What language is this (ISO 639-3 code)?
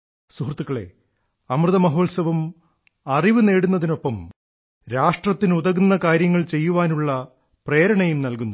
mal